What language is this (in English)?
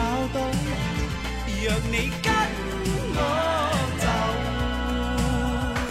Chinese